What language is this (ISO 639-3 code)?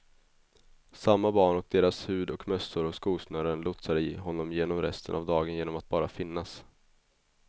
swe